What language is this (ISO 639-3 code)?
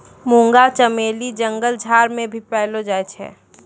mai